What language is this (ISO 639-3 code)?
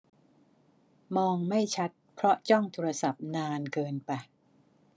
tha